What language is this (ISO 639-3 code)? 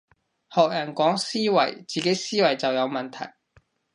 yue